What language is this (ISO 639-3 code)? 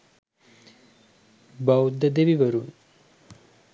sin